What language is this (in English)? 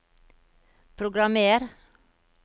Norwegian